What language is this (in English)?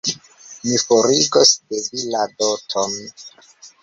Esperanto